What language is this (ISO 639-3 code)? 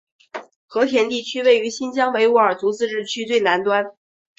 zho